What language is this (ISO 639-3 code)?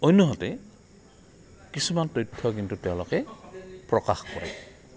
asm